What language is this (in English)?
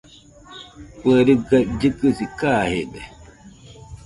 Nüpode Huitoto